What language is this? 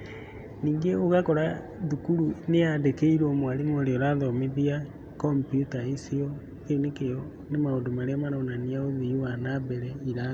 Kikuyu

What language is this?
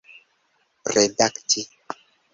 Esperanto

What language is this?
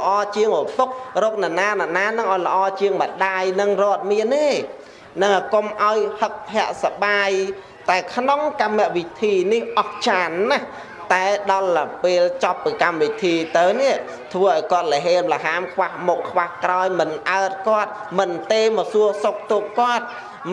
Vietnamese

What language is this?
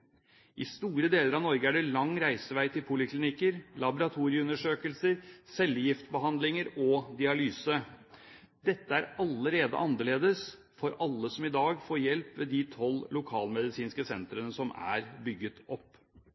Norwegian Bokmål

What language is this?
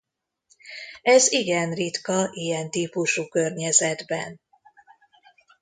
Hungarian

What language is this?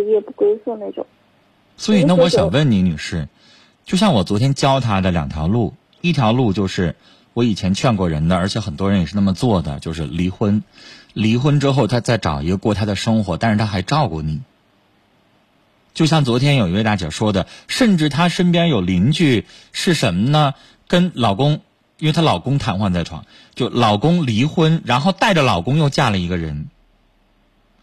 Chinese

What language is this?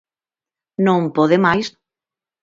Galician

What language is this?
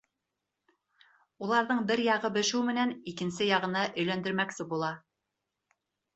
Bashkir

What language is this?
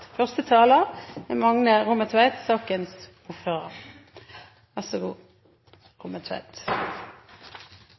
Norwegian Bokmål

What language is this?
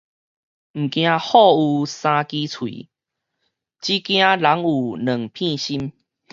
Min Nan Chinese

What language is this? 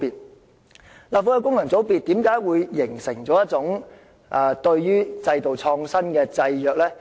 Cantonese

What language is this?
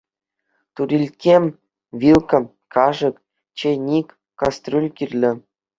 Chuvash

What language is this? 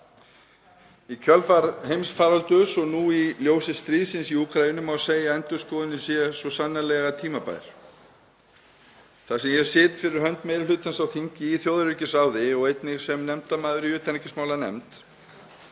Icelandic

